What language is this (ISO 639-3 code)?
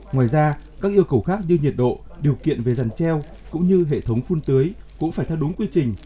vie